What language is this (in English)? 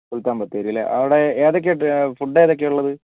Malayalam